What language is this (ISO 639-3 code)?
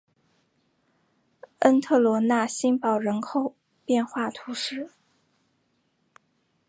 zho